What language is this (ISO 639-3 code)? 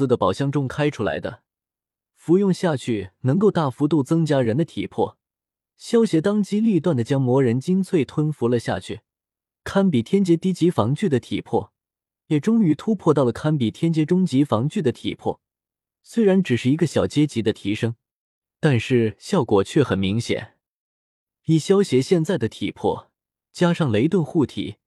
zho